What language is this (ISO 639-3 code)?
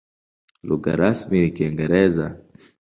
swa